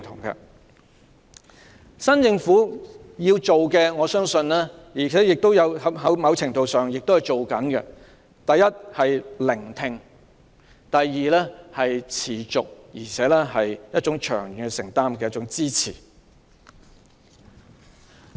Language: Cantonese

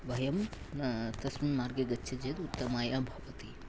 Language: Sanskrit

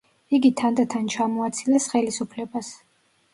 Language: Georgian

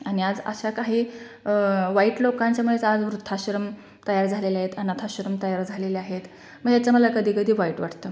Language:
Marathi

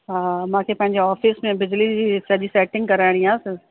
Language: Sindhi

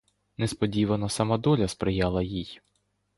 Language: Ukrainian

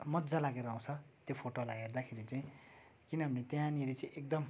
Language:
Nepali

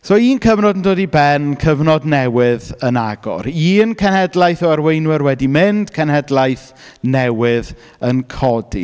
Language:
Welsh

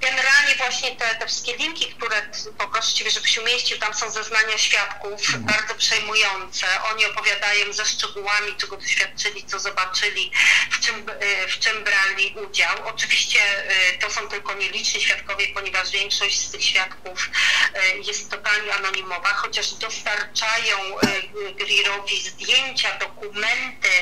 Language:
Polish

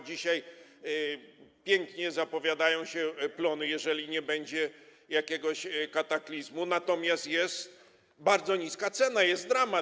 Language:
Polish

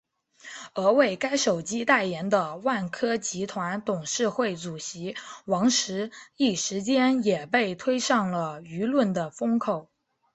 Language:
Chinese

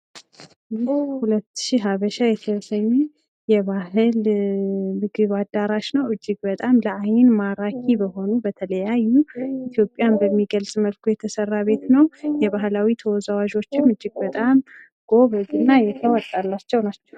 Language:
Amharic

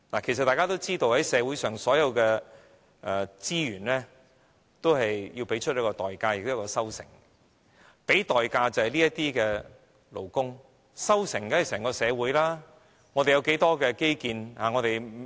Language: Cantonese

